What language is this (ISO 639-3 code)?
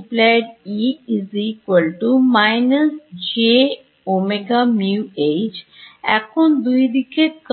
ben